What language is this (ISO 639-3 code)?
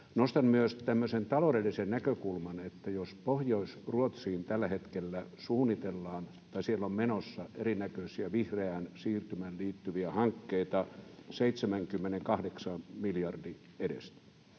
fin